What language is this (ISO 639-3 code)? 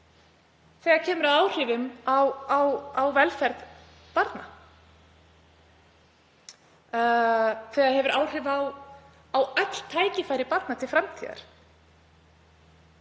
isl